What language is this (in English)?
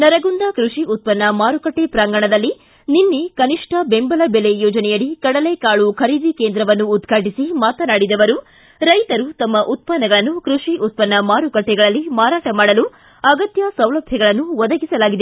Kannada